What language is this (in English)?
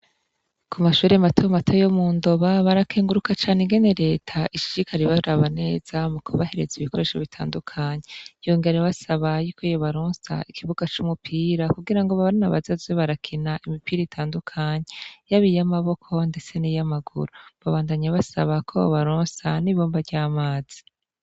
Rundi